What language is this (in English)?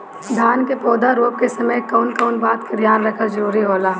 Bhojpuri